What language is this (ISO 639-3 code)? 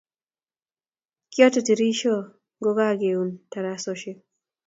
kln